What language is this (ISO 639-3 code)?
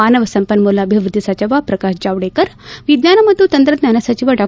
kan